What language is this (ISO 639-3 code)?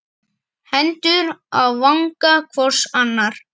isl